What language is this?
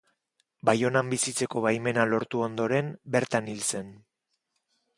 Basque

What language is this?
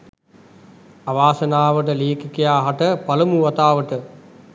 Sinhala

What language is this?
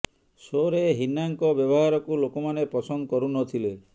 Odia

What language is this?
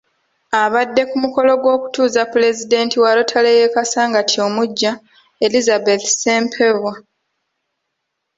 Ganda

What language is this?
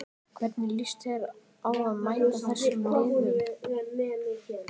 Icelandic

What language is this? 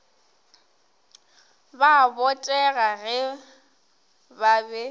Northern Sotho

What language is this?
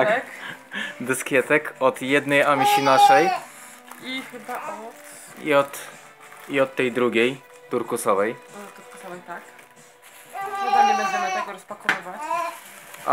Polish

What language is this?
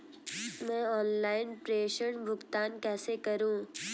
Hindi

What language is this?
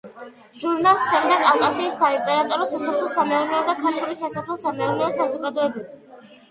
Georgian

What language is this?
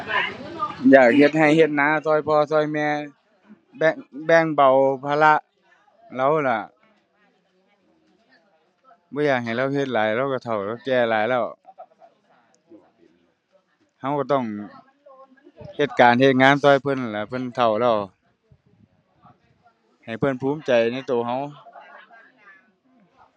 Thai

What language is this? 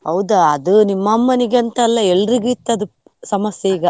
Kannada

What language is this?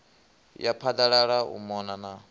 Venda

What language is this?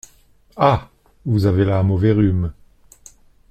French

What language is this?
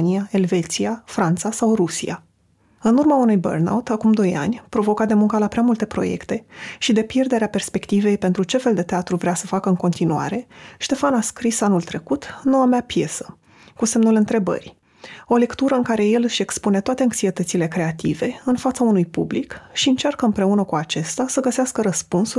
Romanian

